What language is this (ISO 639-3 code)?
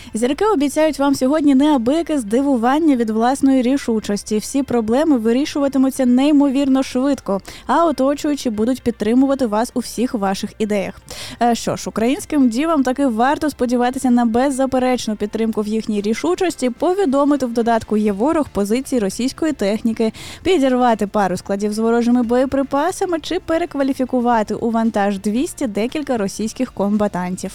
ukr